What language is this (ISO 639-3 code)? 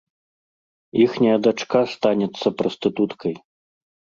bel